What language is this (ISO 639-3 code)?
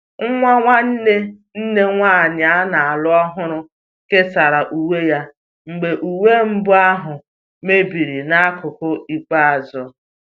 ibo